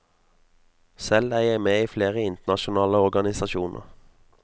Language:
Norwegian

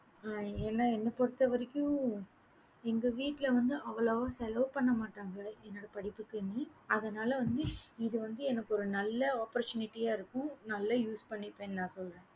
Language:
Tamil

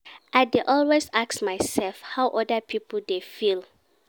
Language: Nigerian Pidgin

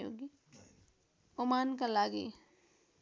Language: Nepali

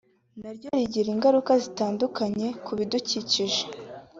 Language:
Kinyarwanda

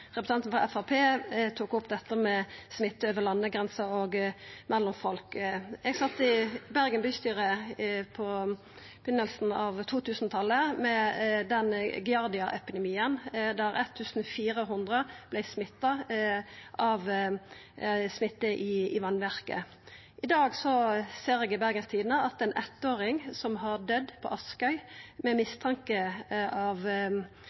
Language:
Norwegian Nynorsk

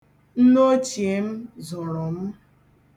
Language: Igbo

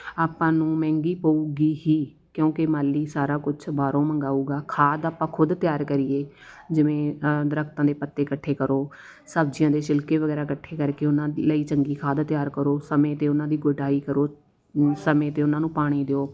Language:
Punjabi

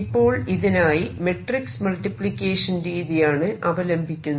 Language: Malayalam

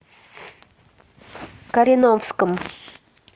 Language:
Russian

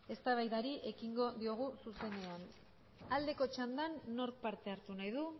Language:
Basque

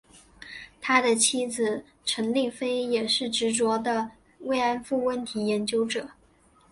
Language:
Chinese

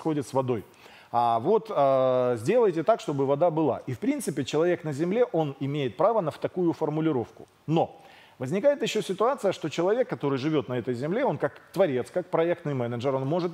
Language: Russian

